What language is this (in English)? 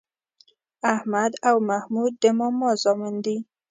Pashto